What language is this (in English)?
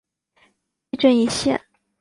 Chinese